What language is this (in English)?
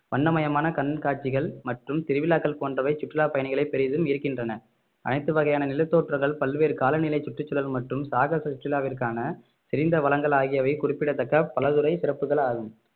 Tamil